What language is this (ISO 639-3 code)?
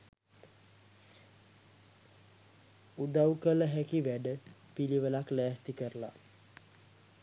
sin